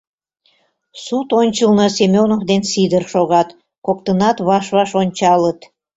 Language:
Mari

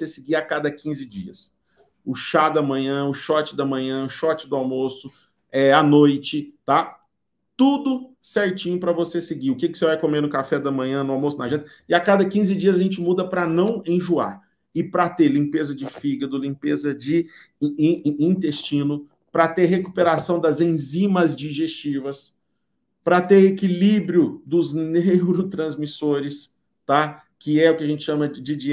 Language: Portuguese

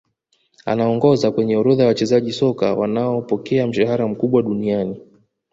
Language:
Swahili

